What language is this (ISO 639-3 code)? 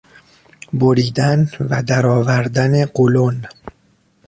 fas